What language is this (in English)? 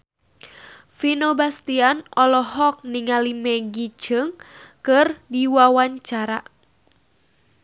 Sundanese